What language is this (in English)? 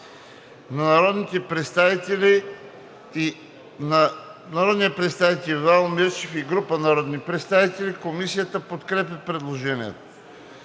Bulgarian